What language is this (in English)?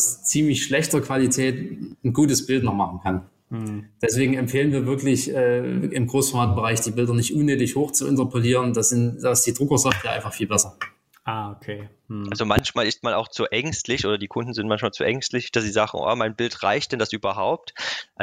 German